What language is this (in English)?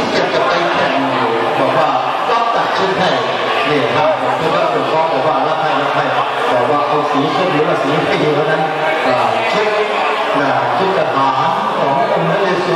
Thai